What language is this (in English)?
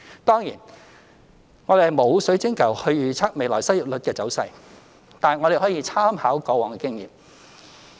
Cantonese